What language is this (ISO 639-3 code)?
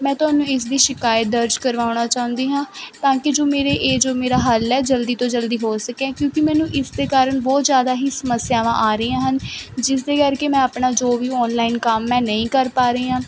pan